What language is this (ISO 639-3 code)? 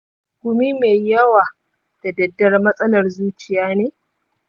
hau